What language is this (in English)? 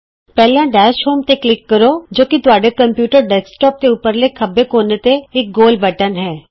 Punjabi